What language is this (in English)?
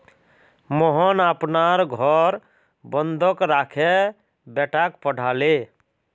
Magahi